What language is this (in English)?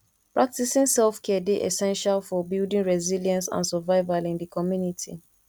Nigerian Pidgin